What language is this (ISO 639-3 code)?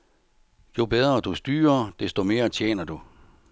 dan